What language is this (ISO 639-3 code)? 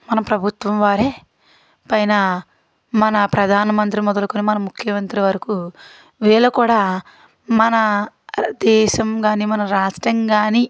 tel